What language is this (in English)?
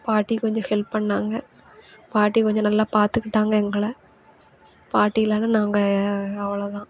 Tamil